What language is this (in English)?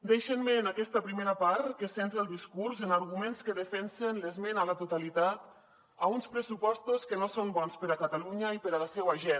Catalan